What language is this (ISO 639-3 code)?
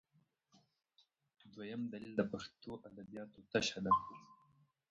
pus